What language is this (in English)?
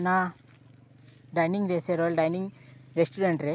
Santali